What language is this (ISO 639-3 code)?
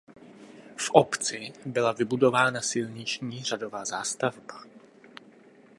ces